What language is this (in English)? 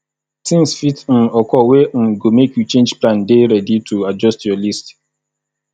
Nigerian Pidgin